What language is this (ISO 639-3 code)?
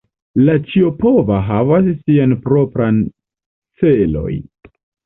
epo